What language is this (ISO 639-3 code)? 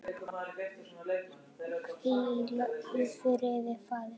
isl